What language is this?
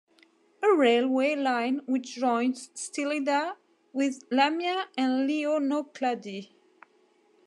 English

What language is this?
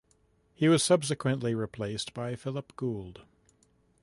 English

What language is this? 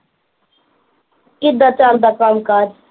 Punjabi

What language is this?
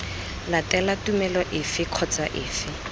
Tswana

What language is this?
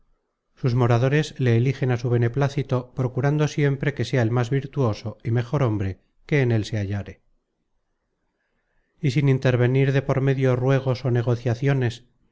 Spanish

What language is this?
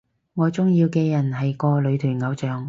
Cantonese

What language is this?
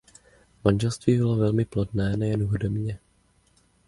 Czech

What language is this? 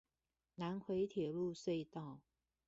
Chinese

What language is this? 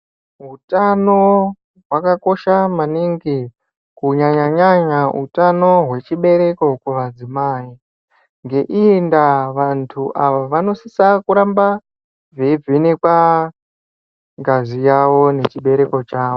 Ndau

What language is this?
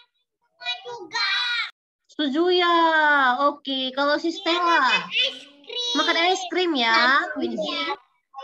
Indonesian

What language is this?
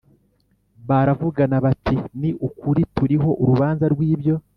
Kinyarwanda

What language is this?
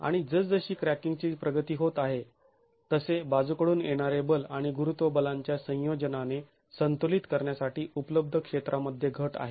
Marathi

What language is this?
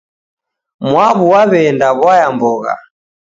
Taita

